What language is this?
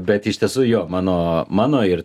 Lithuanian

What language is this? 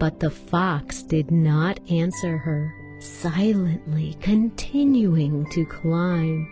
English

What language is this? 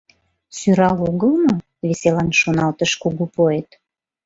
Mari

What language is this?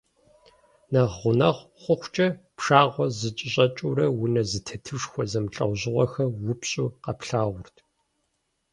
Kabardian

